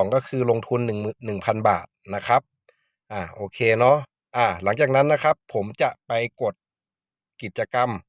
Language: Thai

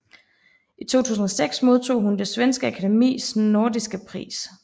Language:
Danish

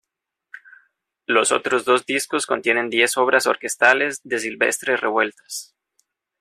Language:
Spanish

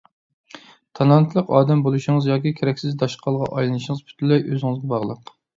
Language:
Uyghur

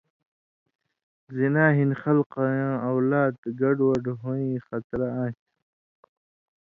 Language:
Indus Kohistani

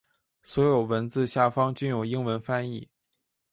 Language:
Chinese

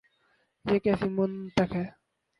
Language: Urdu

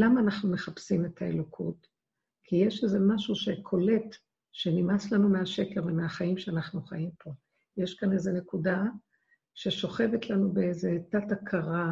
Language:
Hebrew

